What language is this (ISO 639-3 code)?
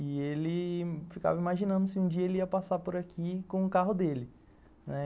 por